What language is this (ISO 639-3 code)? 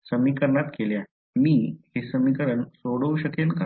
mar